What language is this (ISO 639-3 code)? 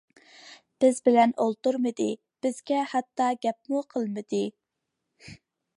uig